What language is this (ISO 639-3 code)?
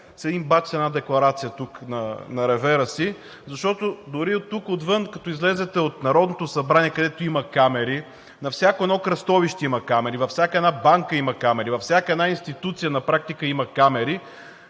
bul